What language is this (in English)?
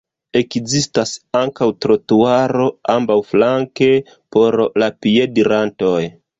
Esperanto